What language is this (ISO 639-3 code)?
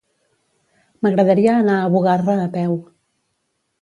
cat